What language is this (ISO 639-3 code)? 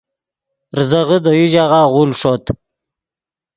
ydg